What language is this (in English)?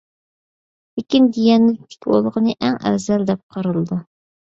Uyghur